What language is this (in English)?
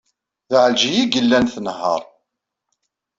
Kabyle